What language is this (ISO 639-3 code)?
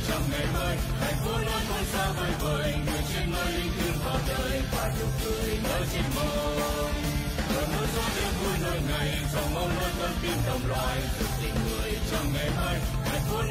vie